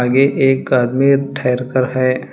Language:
Hindi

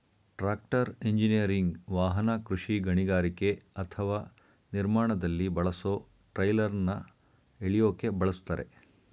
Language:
Kannada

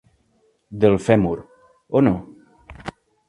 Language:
Catalan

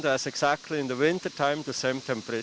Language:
Indonesian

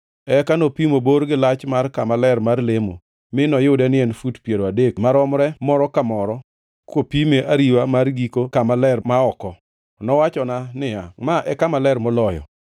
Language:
Luo (Kenya and Tanzania)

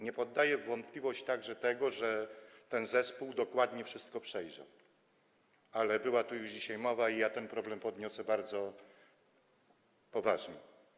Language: Polish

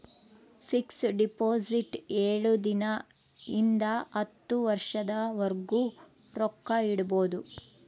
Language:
Kannada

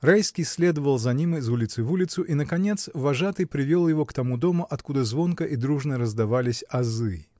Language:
Russian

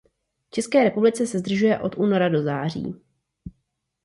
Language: Czech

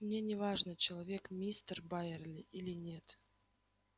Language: Russian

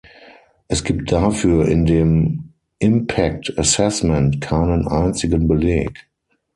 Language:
German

